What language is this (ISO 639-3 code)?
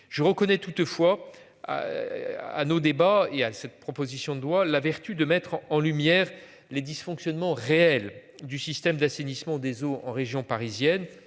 fra